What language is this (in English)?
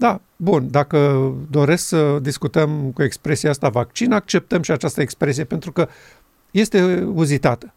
Romanian